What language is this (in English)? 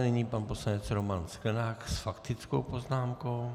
Czech